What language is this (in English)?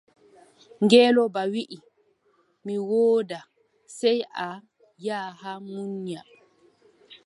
Adamawa Fulfulde